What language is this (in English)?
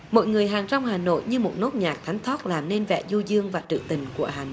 Vietnamese